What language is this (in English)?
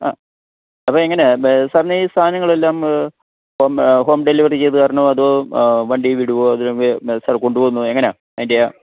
Malayalam